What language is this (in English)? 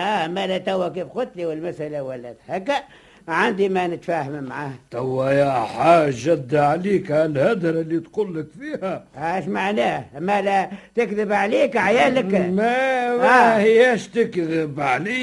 Arabic